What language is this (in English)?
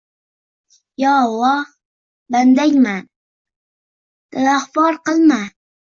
Uzbek